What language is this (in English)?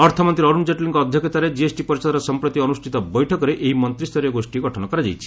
Odia